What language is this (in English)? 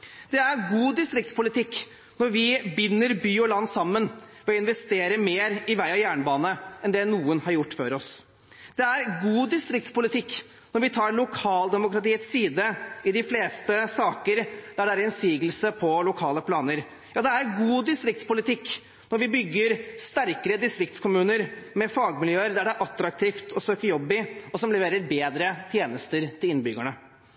Norwegian Bokmål